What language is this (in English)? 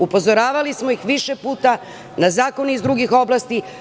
Serbian